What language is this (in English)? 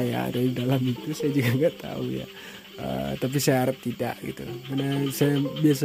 Indonesian